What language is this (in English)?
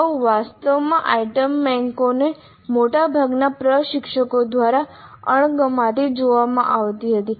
Gujarati